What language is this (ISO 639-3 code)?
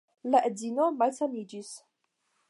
epo